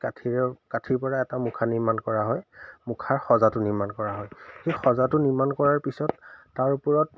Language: Assamese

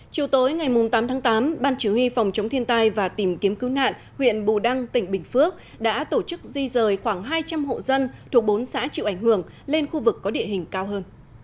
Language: Vietnamese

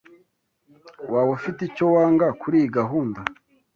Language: Kinyarwanda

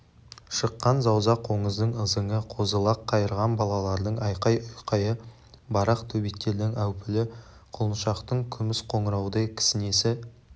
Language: Kazakh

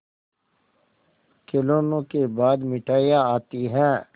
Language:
Hindi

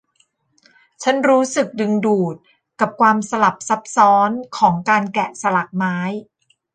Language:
Thai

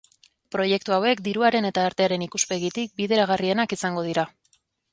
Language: Basque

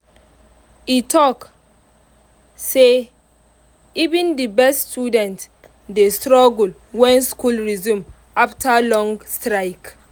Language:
Nigerian Pidgin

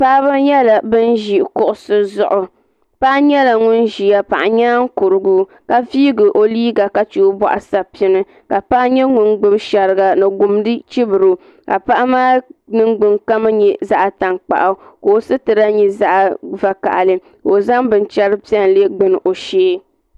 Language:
Dagbani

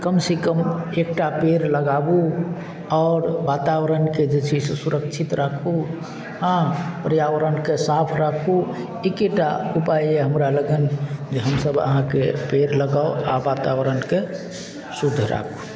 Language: Maithili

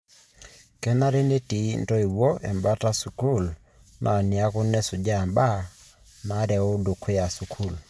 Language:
Masai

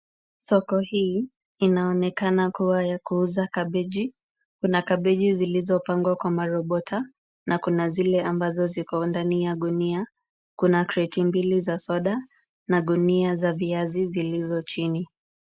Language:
Swahili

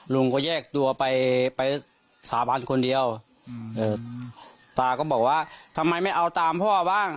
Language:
Thai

